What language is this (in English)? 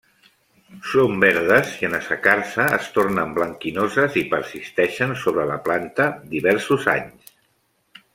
Catalan